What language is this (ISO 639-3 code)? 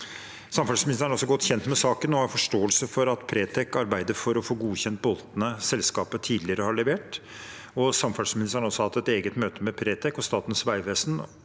nor